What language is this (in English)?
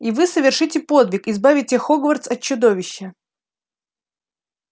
Russian